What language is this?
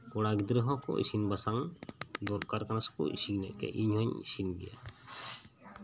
Santali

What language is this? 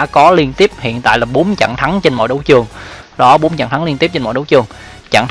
Vietnamese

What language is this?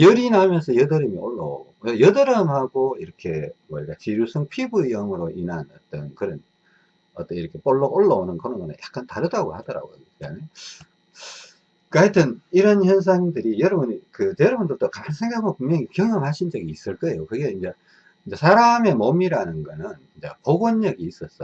Korean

